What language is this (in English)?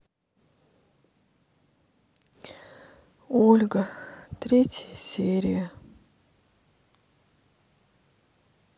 Russian